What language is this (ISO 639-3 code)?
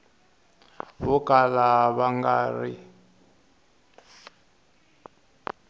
tso